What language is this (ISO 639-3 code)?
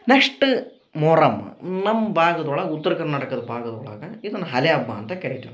kan